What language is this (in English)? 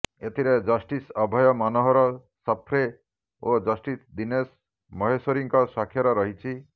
Odia